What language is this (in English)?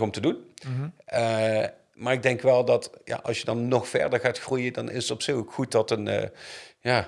Dutch